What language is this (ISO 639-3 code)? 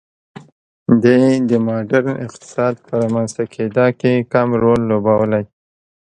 pus